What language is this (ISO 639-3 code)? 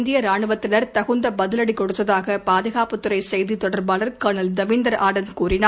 tam